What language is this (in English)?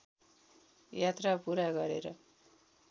Nepali